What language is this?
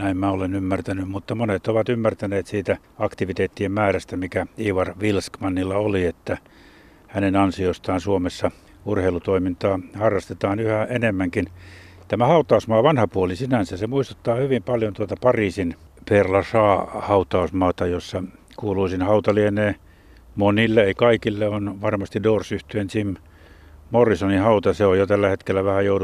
Finnish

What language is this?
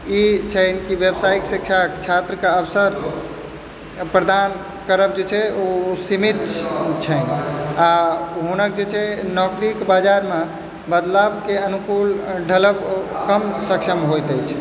Maithili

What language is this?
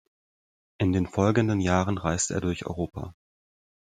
German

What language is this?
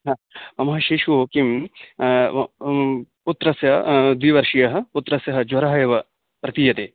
Sanskrit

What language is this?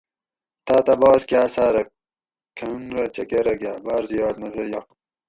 Gawri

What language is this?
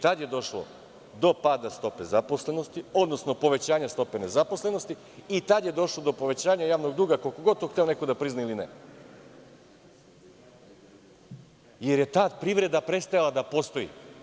Serbian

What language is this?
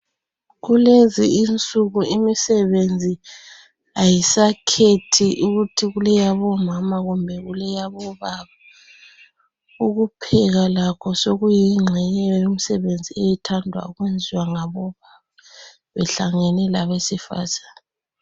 North Ndebele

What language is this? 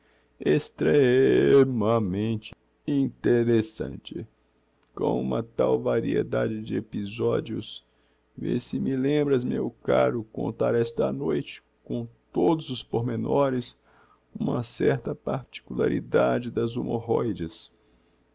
Portuguese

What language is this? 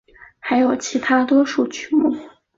Chinese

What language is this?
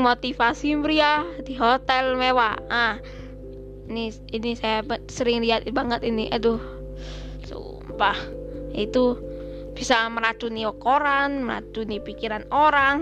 Indonesian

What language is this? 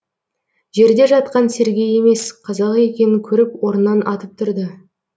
Kazakh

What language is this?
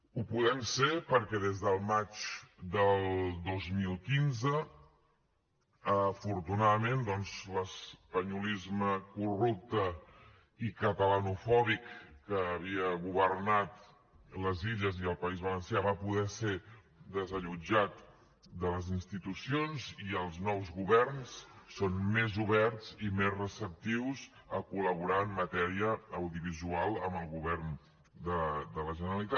Catalan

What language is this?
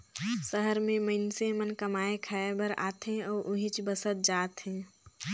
Chhattisgarhi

